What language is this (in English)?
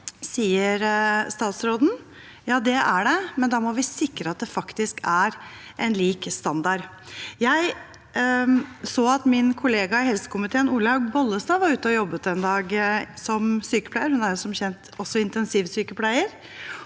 Norwegian